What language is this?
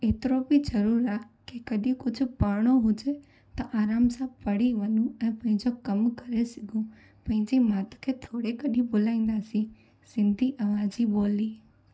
Sindhi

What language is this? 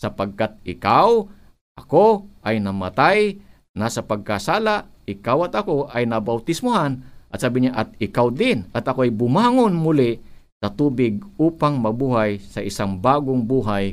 Filipino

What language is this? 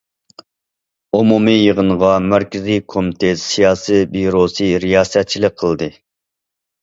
Uyghur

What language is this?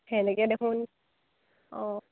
Assamese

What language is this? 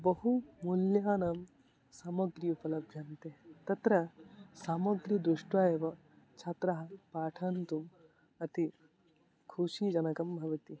Sanskrit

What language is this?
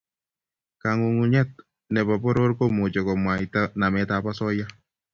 Kalenjin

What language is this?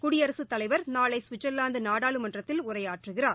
Tamil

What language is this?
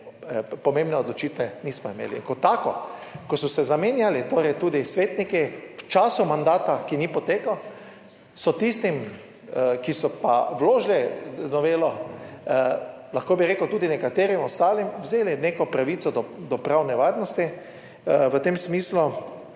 Slovenian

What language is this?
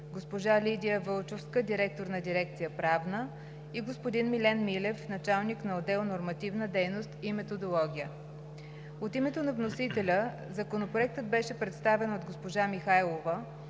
Bulgarian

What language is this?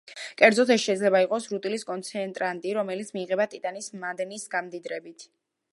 Georgian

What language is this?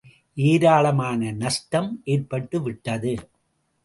Tamil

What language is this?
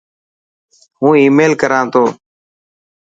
Dhatki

